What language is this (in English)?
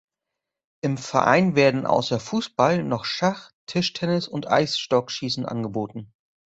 German